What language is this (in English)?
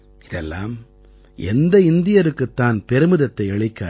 Tamil